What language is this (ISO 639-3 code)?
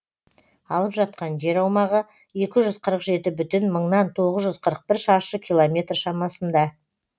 kaz